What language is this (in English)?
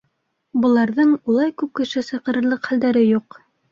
Bashkir